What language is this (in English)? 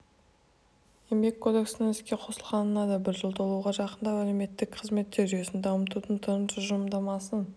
Kazakh